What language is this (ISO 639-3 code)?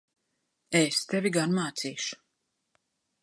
lav